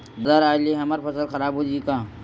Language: Chhattisgarhi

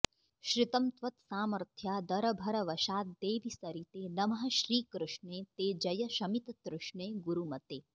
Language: Sanskrit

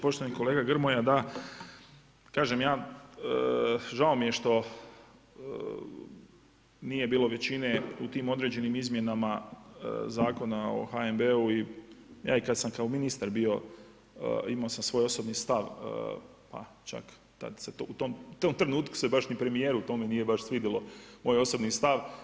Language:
Croatian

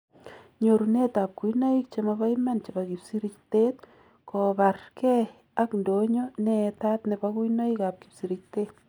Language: Kalenjin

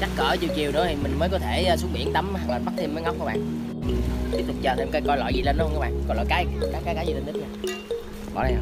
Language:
Vietnamese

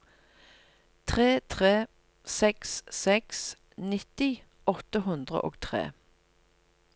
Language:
Norwegian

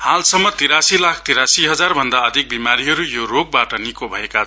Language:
Nepali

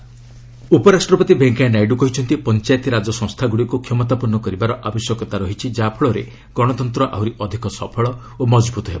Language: Odia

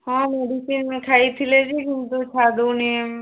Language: Odia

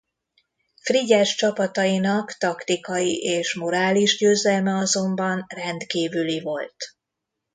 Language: Hungarian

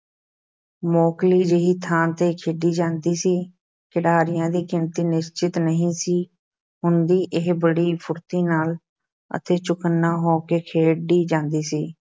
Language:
Punjabi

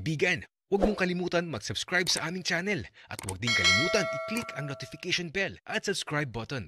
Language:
Filipino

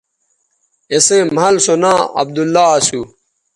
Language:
Bateri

